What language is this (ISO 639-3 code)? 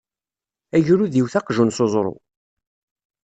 kab